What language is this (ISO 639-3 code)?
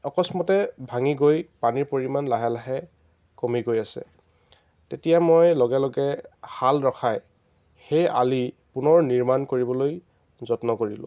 asm